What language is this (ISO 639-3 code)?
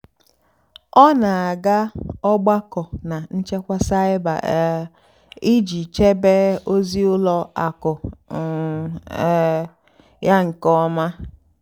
ibo